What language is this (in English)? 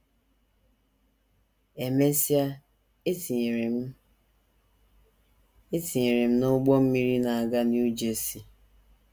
Igbo